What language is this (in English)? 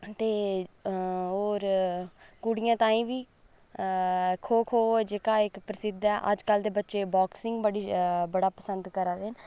Dogri